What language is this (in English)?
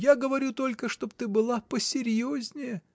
Russian